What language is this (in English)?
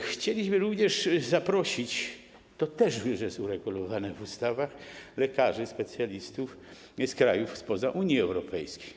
Polish